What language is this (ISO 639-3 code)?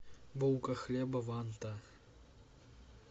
rus